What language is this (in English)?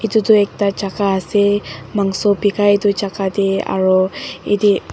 Naga Pidgin